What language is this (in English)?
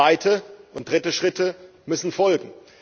German